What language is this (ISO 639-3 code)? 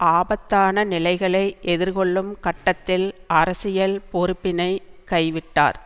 tam